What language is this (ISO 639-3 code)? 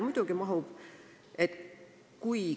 est